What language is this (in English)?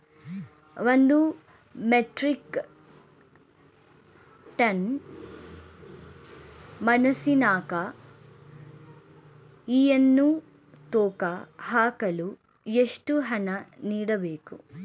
Kannada